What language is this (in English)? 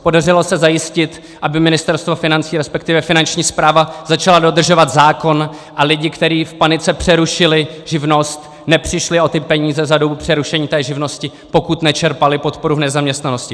Czech